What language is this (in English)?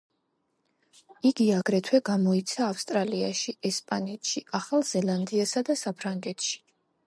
Georgian